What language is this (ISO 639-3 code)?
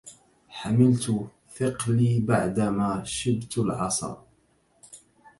ara